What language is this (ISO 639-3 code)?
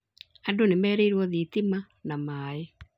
kik